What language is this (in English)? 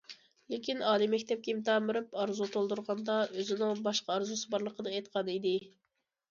Uyghur